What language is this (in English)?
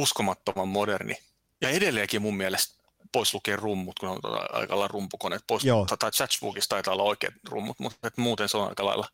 Finnish